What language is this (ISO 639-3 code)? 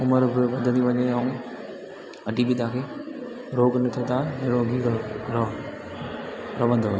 snd